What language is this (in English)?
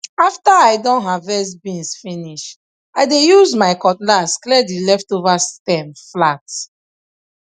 Nigerian Pidgin